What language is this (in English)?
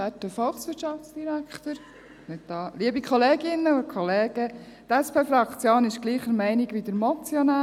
Swiss German